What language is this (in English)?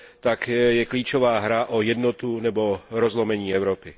Czech